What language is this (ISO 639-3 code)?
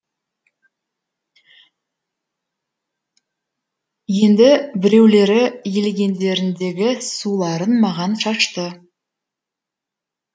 kaz